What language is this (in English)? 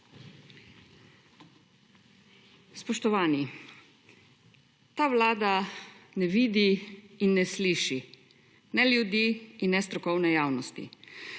Slovenian